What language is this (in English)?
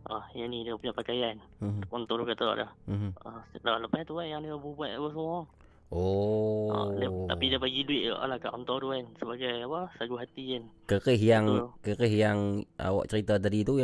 Malay